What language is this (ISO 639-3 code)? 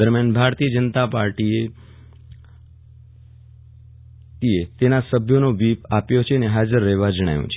guj